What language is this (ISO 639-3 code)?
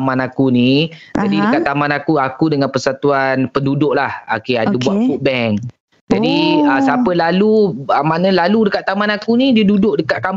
msa